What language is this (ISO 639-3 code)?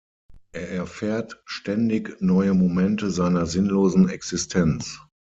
deu